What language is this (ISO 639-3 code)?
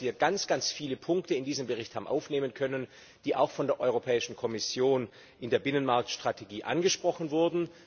deu